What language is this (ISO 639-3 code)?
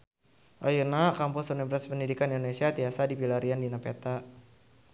sun